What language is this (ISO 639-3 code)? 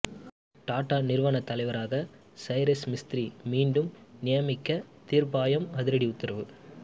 tam